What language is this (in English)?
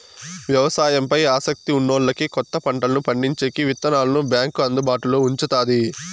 Telugu